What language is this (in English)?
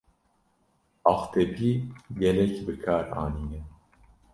Kurdish